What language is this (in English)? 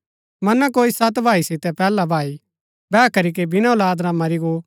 Gaddi